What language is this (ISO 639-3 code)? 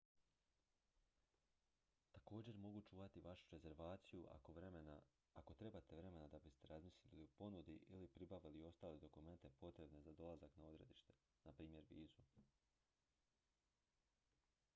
hrv